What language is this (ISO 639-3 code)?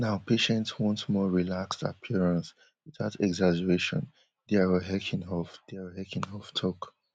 pcm